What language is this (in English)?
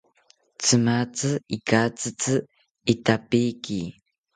South Ucayali Ashéninka